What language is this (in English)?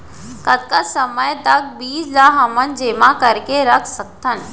Chhattisgarhi